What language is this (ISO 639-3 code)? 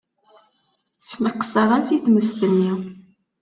kab